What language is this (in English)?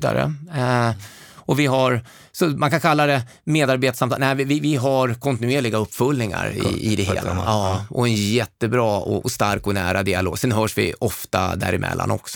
Swedish